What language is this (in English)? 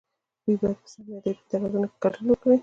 Pashto